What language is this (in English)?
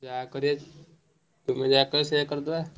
Odia